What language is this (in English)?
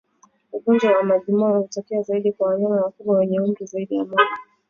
Swahili